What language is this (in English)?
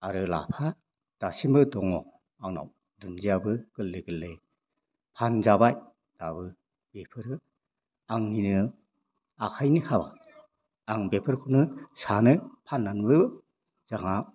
Bodo